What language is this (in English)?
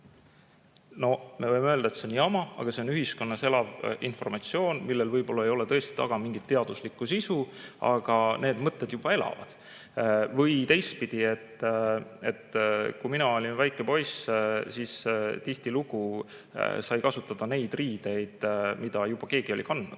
Estonian